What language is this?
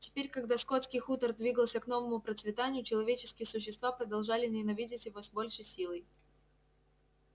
Russian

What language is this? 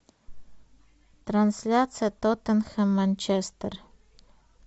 Russian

